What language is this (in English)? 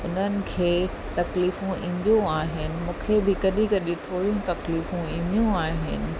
Sindhi